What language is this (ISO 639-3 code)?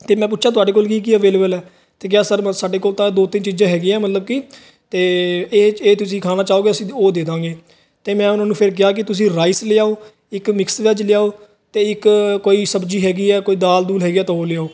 pan